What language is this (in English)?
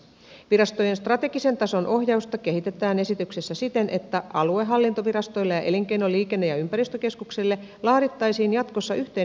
Finnish